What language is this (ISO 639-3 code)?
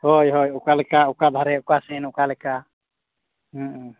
sat